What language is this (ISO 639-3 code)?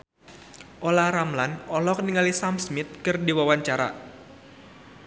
sun